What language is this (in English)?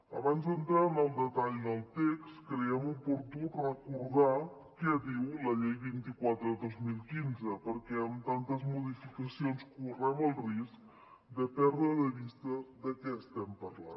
Catalan